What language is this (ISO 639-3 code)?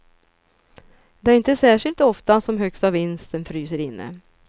swe